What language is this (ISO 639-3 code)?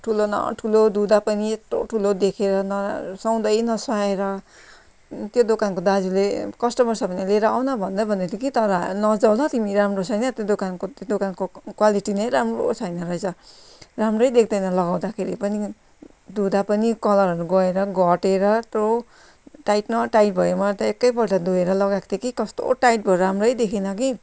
nep